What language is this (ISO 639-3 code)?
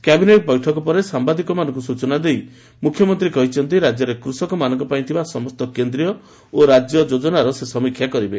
ori